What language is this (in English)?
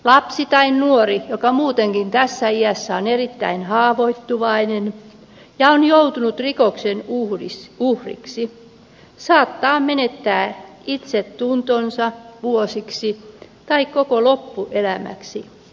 Finnish